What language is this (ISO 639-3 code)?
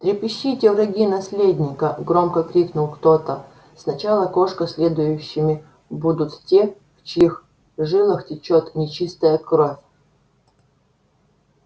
rus